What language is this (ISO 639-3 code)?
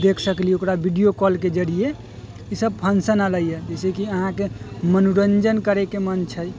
mai